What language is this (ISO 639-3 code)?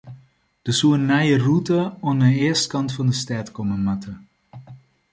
fry